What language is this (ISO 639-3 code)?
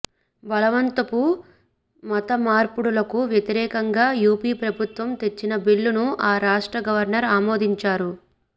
tel